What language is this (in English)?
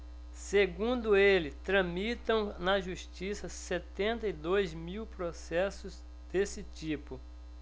Portuguese